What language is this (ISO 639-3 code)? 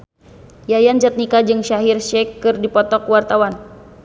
sun